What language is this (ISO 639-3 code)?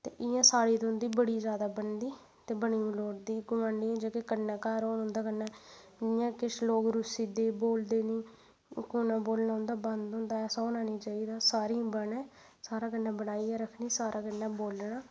doi